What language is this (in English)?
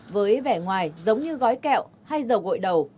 Vietnamese